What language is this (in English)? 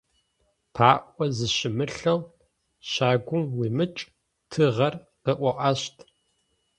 Adyghe